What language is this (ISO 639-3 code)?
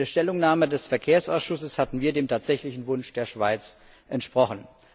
deu